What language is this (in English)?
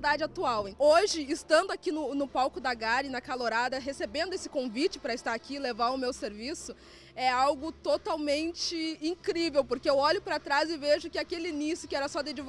Portuguese